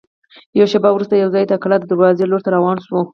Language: Pashto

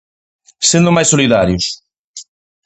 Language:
Galician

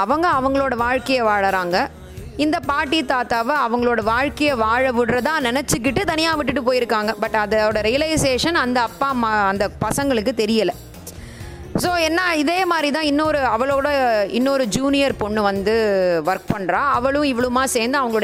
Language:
Tamil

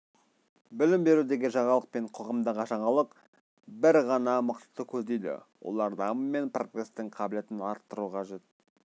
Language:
Kazakh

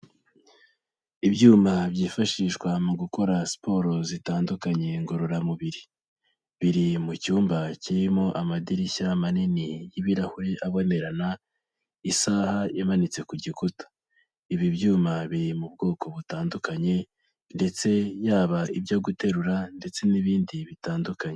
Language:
Kinyarwanda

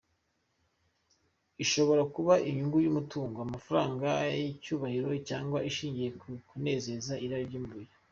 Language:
Kinyarwanda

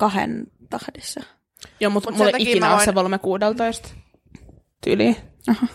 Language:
Finnish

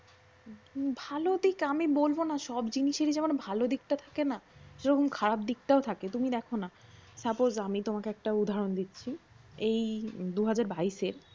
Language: Bangla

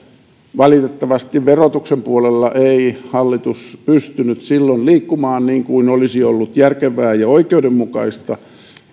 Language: Finnish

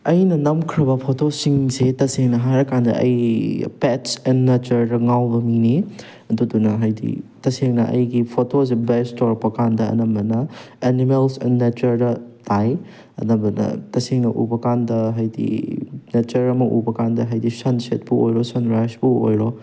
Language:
Manipuri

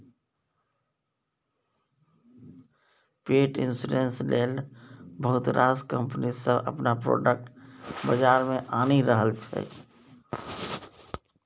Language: Maithili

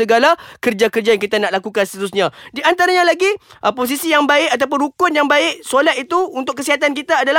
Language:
Malay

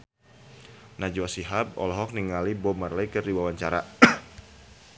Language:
Sundanese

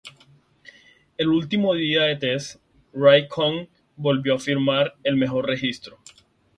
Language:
Spanish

